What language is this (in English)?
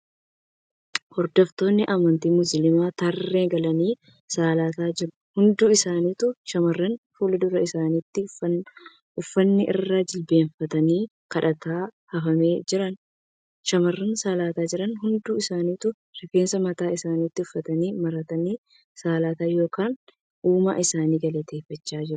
Oromo